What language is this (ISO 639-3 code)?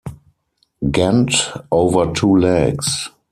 eng